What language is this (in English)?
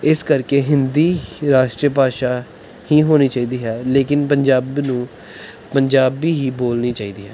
Punjabi